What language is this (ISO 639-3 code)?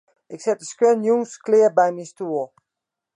fry